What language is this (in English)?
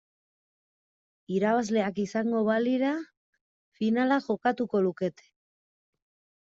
Basque